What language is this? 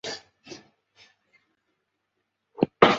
Chinese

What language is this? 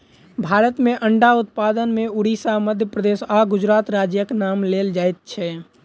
Maithili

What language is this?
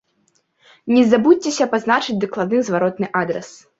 Belarusian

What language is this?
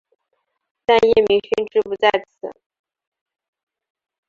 Chinese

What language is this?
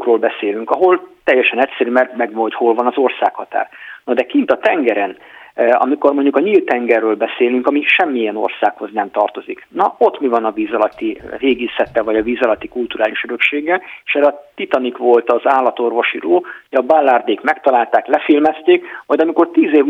Hungarian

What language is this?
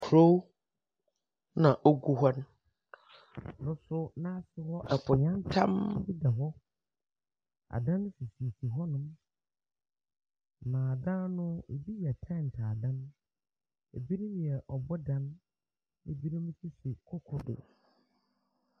Akan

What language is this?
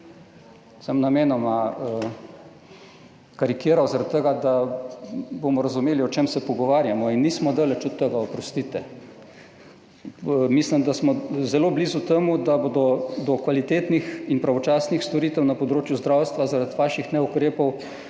Slovenian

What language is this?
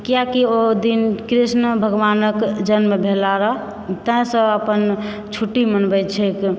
Maithili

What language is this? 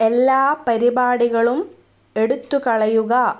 Malayalam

